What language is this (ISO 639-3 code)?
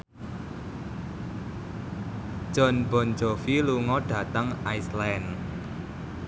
jav